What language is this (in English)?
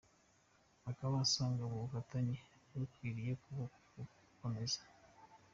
Kinyarwanda